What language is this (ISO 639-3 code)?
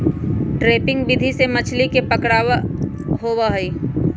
mag